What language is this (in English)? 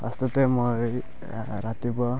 Assamese